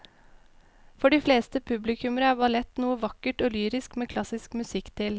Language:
Norwegian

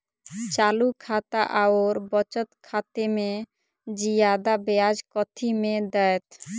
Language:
Maithili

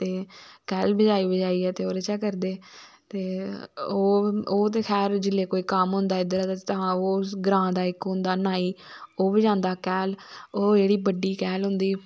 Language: Dogri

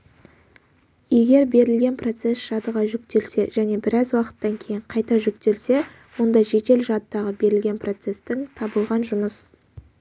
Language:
Kazakh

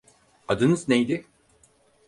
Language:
Turkish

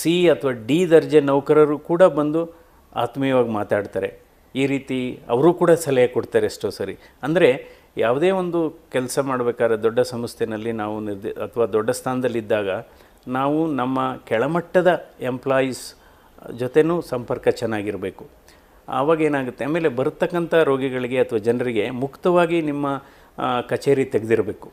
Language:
Kannada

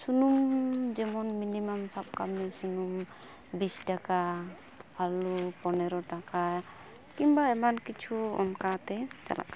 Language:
Santali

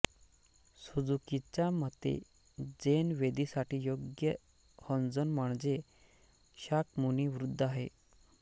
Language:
Marathi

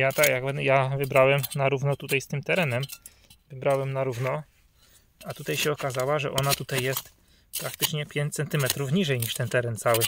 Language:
Polish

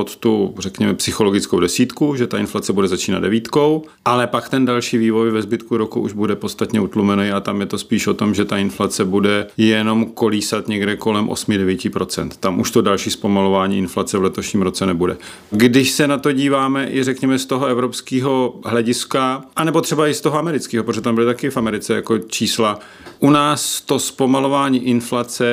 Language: Czech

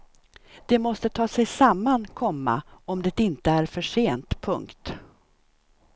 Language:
Swedish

